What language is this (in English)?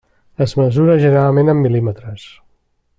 Catalan